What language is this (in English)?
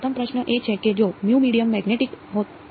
Gujarati